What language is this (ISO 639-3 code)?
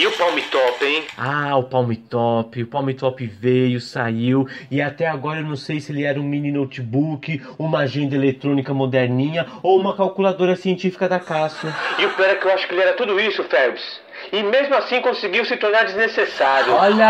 por